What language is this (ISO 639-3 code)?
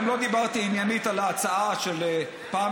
heb